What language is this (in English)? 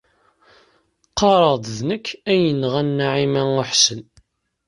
Kabyle